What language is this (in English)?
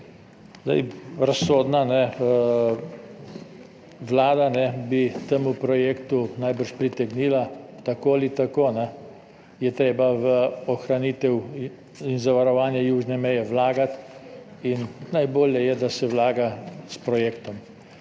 Slovenian